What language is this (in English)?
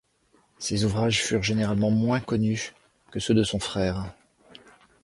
French